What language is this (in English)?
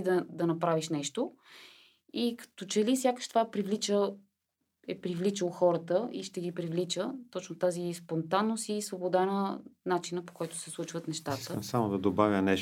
Bulgarian